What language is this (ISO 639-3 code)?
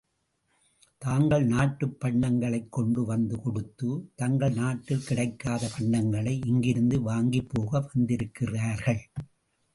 tam